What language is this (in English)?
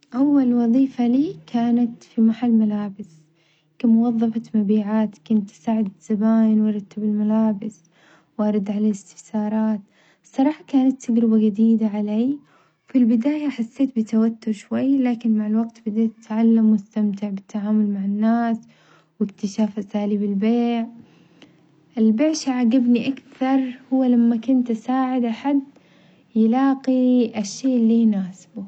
Omani Arabic